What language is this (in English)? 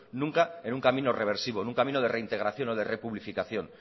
Spanish